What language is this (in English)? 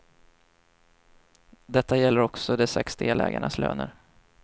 Swedish